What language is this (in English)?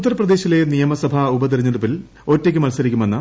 Malayalam